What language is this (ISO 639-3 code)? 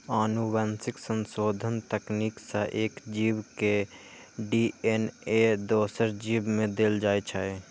mai